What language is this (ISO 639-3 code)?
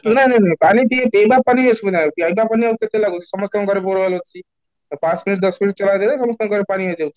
ori